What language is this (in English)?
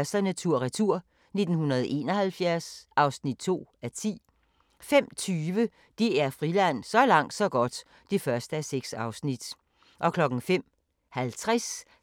Danish